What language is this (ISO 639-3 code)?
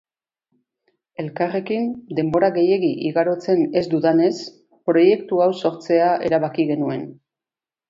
eus